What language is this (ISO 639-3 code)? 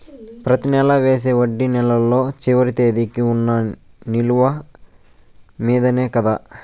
tel